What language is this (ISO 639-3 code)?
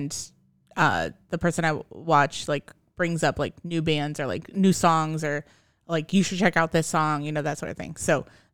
eng